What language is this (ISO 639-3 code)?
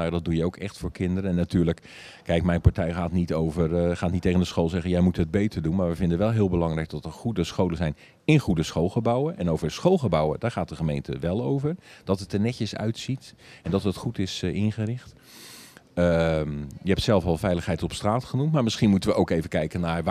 nld